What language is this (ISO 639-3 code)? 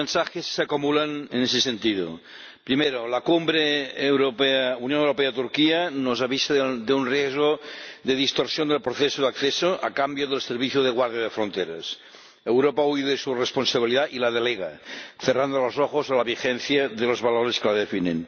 spa